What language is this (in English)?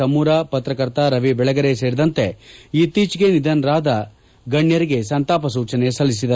Kannada